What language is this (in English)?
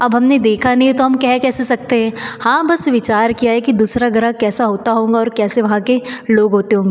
Hindi